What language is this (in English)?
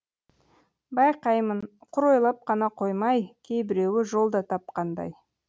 Kazakh